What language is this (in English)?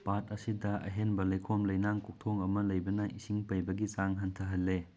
Manipuri